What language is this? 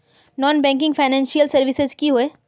Magahi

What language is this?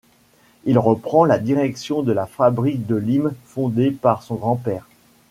French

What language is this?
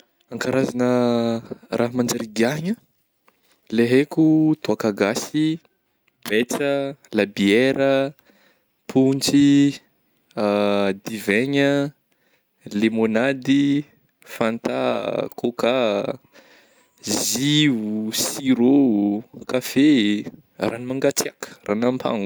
Northern Betsimisaraka Malagasy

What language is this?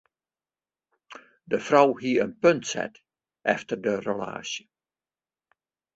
Western Frisian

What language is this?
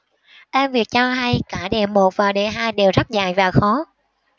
Vietnamese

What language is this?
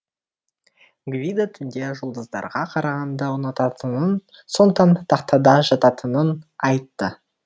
Kazakh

